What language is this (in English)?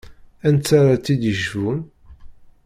Kabyle